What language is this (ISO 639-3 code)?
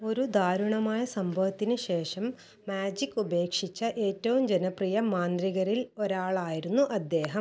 mal